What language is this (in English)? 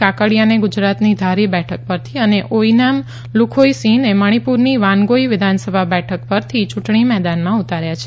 Gujarati